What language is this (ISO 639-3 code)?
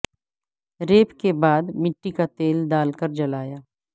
urd